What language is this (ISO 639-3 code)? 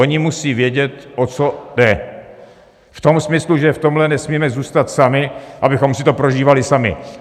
ces